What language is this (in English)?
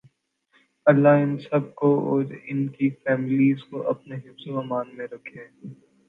Urdu